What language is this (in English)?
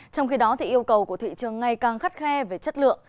Vietnamese